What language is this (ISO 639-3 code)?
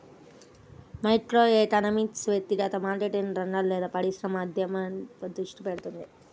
tel